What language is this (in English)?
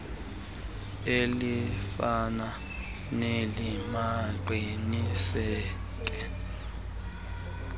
Xhosa